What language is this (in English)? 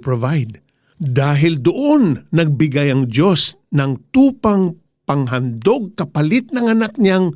Filipino